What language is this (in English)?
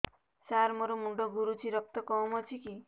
Odia